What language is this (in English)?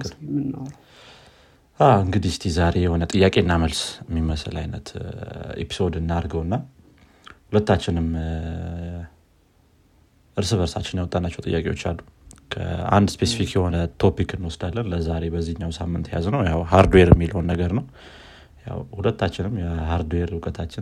Amharic